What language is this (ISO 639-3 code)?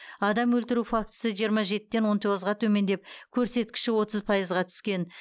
kaz